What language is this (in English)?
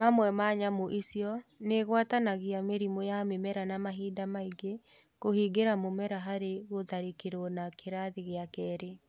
Kikuyu